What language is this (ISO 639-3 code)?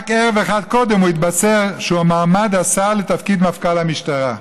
heb